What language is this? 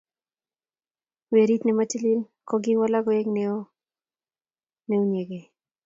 Kalenjin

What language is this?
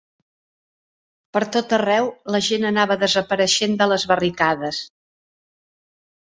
Catalan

